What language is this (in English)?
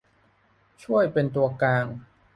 Thai